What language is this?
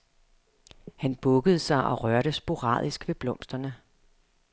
Danish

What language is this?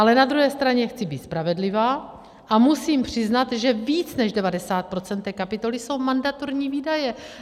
Czech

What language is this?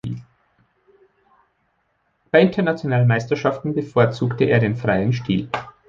German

